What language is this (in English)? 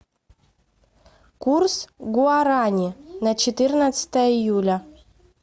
Russian